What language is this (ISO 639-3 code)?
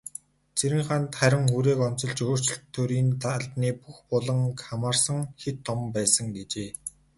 mon